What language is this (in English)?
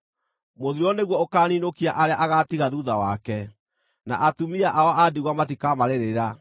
Kikuyu